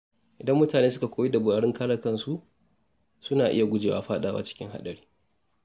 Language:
Hausa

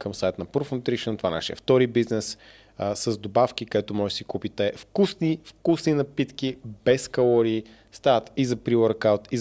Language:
Bulgarian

